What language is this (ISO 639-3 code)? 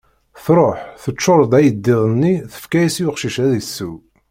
kab